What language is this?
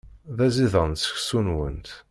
Kabyle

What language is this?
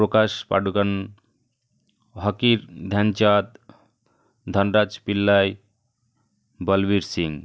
Bangla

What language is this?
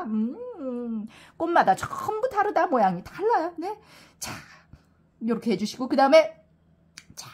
Korean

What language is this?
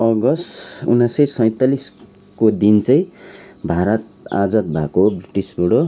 Nepali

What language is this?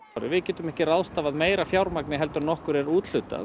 Icelandic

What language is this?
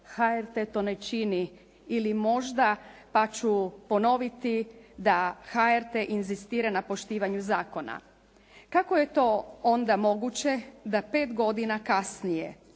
Croatian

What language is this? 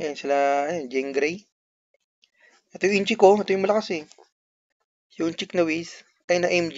Filipino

